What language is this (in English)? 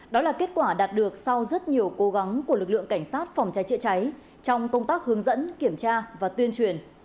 Vietnamese